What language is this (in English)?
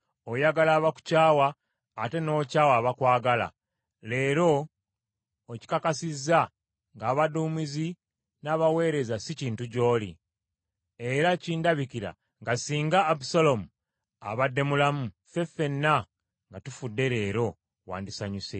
Ganda